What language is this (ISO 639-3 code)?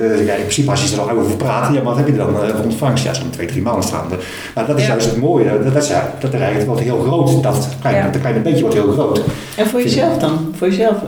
nld